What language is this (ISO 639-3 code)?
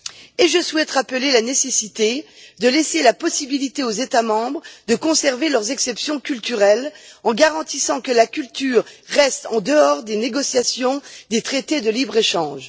fra